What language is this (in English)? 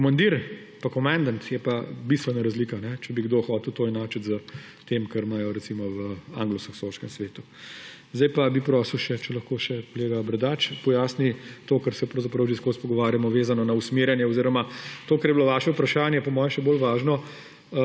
Slovenian